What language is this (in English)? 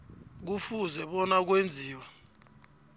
South Ndebele